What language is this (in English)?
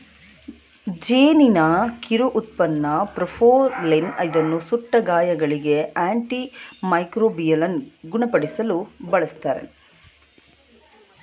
Kannada